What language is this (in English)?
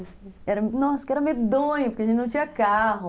Portuguese